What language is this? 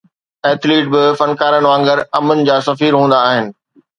Sindhi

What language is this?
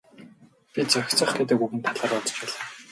Mongolian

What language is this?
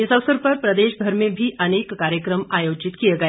Hindi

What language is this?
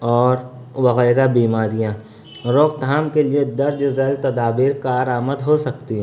Urdu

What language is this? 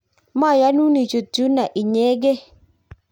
Kalenjin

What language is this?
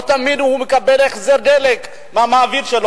Hebrew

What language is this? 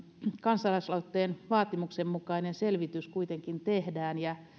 Finnish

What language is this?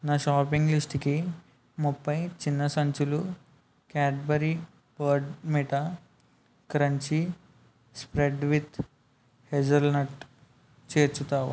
Telugu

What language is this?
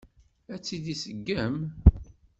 Kabyle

